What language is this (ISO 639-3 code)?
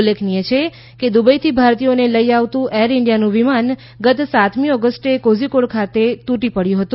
guj